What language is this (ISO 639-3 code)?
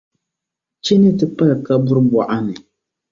dag